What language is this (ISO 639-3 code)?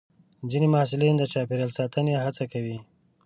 pus